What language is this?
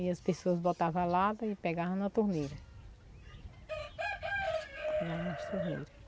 Portuguese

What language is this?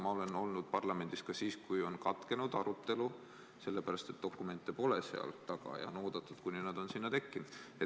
Estonian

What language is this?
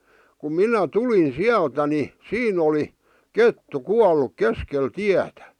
Finnish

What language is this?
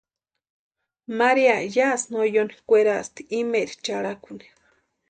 Western Highland Purepecha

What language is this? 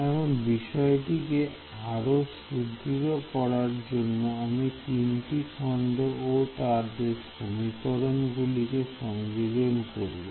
Bangla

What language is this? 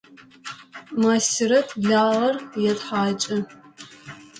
Adyghe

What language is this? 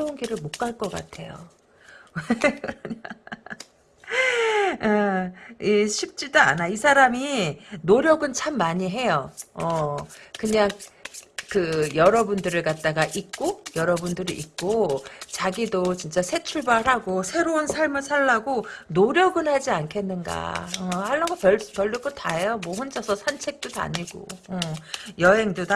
Korean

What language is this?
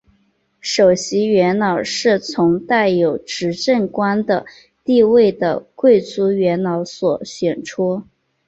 Chinese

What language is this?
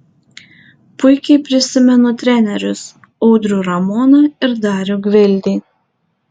Lithuanian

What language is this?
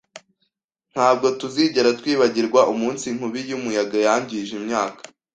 Kinyarwanda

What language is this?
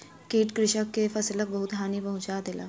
Maithili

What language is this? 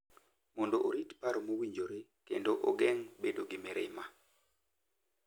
Luo (Kenya and Tanzania)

